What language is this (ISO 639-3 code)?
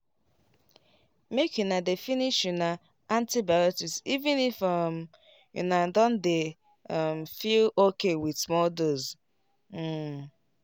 pcm